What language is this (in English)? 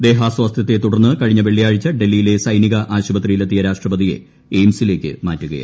Malayalam